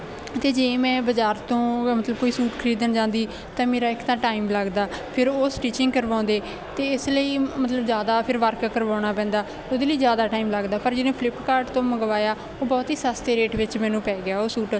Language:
Punjabi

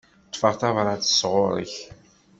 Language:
Kabyle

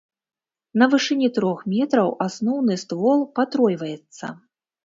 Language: Belarusian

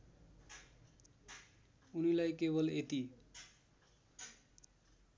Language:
Nepali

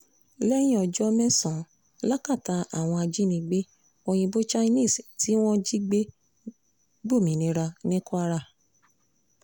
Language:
Yoruba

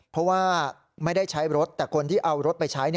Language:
Thai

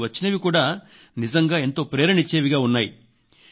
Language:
Telugu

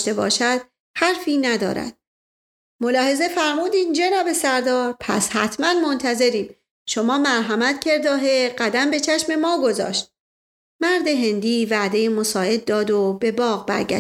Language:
Persian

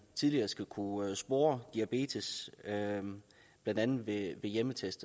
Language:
Danish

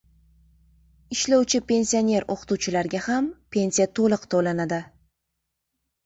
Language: Uzbek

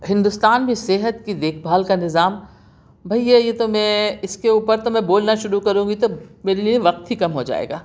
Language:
Urdu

